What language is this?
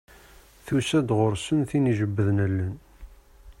Kabyle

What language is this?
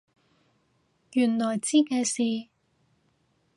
Cantonese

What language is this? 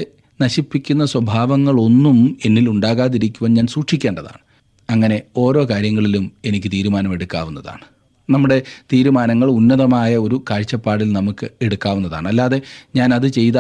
Malayalam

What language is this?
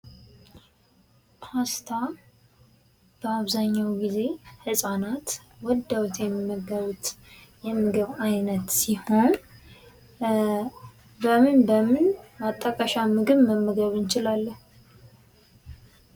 Amharic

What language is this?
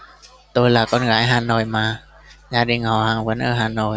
Vietnamese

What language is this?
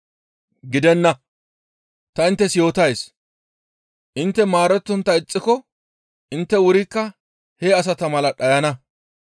Gamo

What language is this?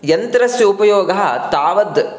Sanskrit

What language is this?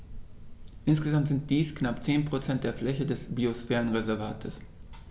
German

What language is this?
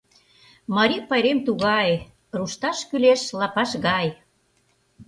Mari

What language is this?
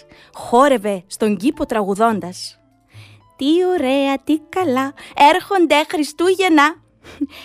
Greek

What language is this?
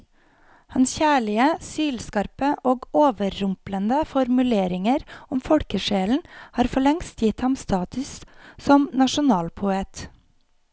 Norwegian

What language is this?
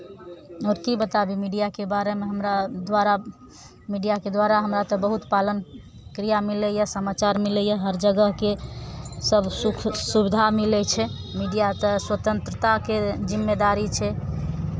Maithili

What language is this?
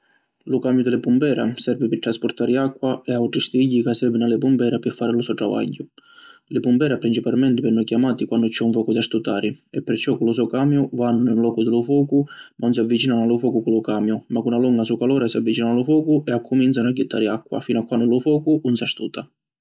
Sicilian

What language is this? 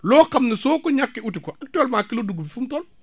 Wolof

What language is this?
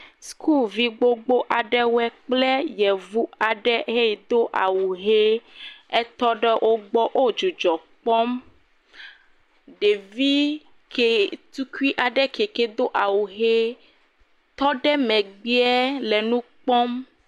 Ewe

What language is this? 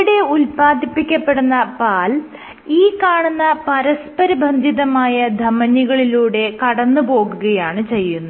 Malayalam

